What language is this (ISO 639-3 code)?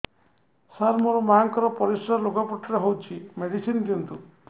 ori